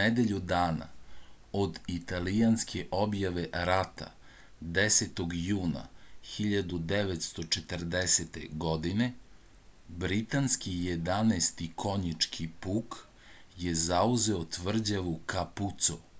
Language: Serbian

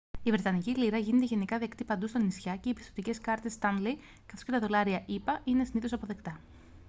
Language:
Greek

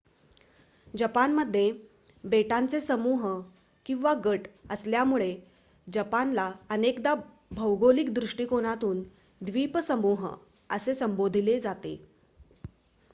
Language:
Marathi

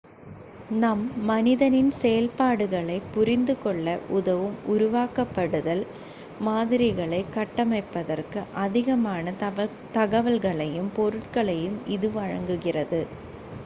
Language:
Tamil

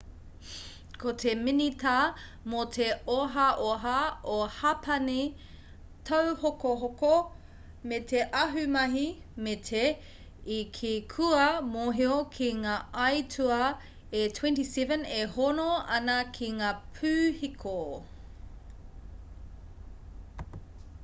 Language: Māori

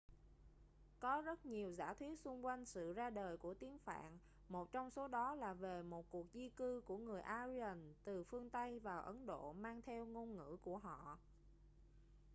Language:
Vietnamese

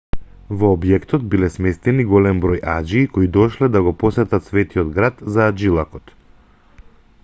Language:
Macedonian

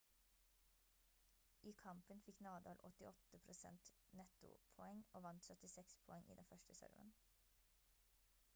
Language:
Norwegian Bokmål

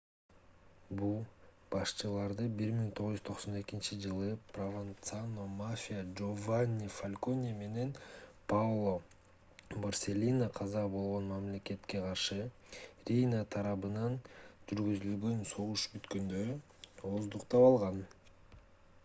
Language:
Kyrgyz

